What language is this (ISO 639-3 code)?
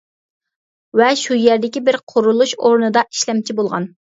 uig